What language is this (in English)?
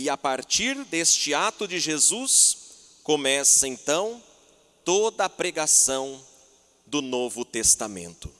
Portuguese